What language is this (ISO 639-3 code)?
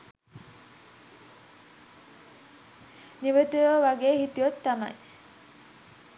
sin